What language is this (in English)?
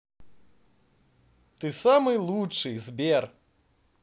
Russian